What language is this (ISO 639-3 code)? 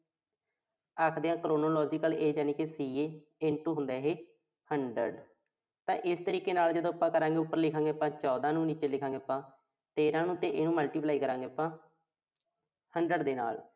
pan